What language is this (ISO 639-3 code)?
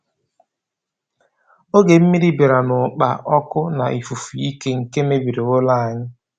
ibo